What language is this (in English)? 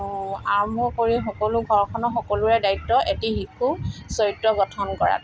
Assamese